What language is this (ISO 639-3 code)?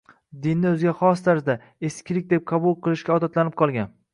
uzb